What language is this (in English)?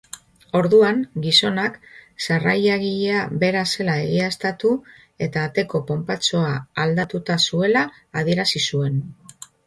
Basque